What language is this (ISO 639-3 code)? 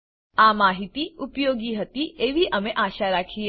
guj